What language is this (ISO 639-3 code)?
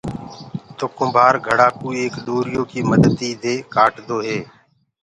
ggg